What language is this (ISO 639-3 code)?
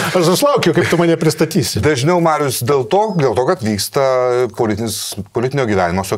lit